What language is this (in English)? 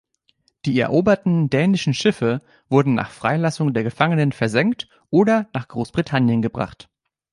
German